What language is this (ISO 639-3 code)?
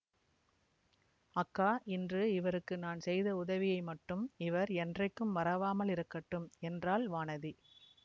tam